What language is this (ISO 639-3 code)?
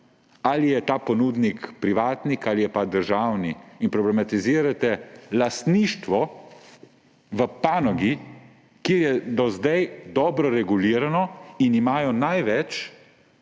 slv